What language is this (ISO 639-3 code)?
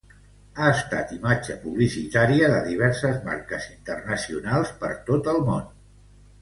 cat